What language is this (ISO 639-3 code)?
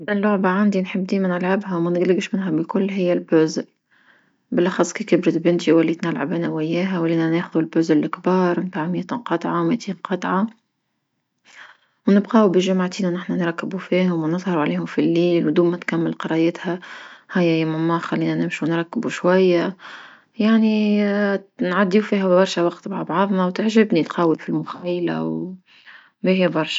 aeb